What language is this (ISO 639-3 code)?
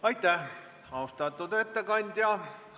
est